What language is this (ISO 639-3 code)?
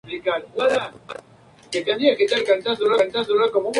spa